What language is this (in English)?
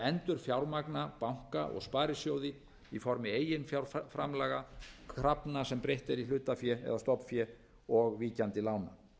Icelandic